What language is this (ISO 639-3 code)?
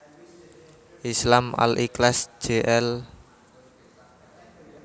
jav